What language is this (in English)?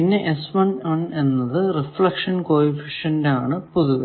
Malayalam